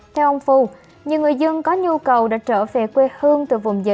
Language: Vietnamese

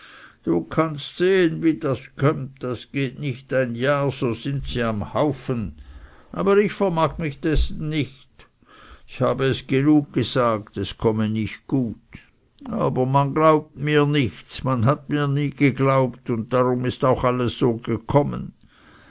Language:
German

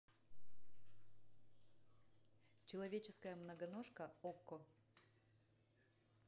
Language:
Russian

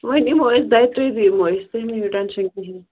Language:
Kashmiri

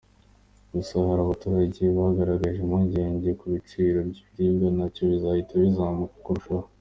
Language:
Kinyarwanda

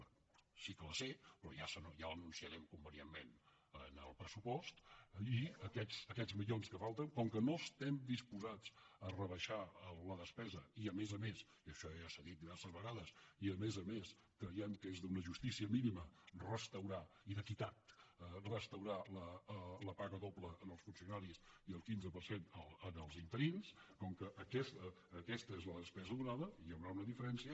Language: Catalan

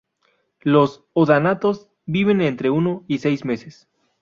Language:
Spanish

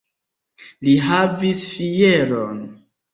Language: Esperanto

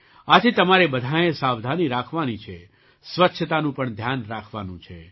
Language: Gujarati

